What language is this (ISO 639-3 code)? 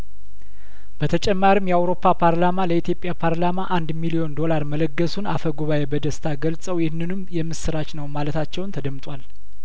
amh